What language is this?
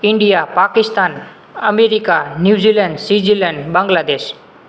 Gujarati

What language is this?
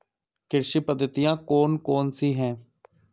Hindi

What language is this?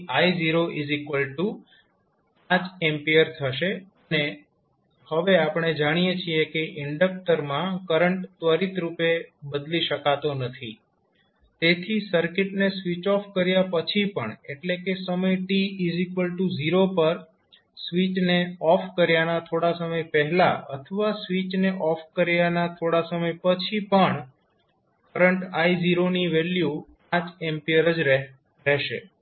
Gujarati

